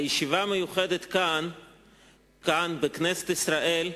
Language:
Hebrew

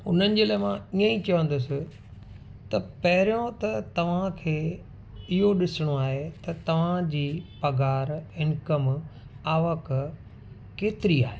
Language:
Sindhi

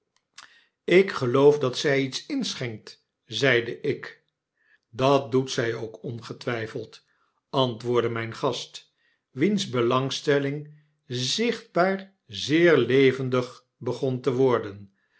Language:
Dutch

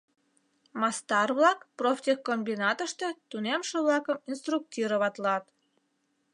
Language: Mari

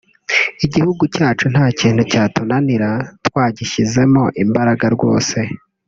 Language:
Kinyarwanda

